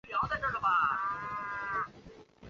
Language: Chinese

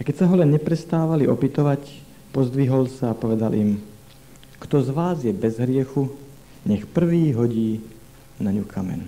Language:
Slovak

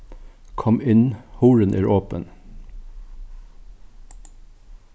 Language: Faroese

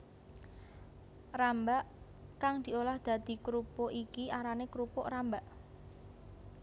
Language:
Javanese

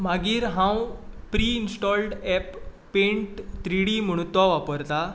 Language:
Konkani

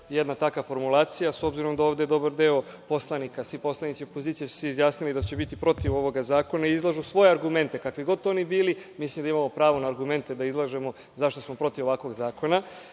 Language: Serbian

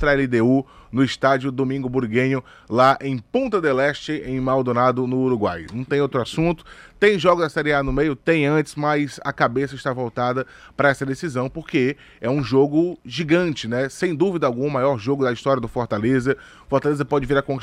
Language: Portuguese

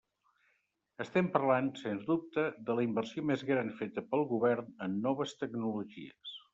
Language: Catalan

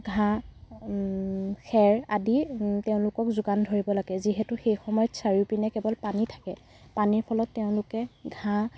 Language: Assamese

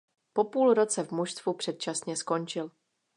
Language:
Czech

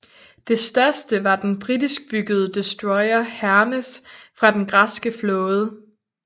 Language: Danish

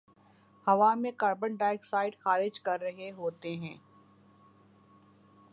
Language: Urdu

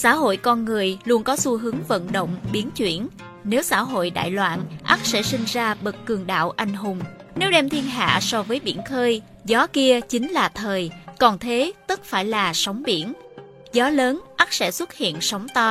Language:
Vietnamese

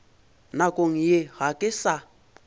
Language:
Northern Sotho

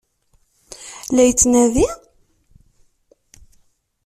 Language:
Kabyle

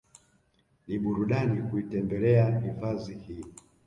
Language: Swahili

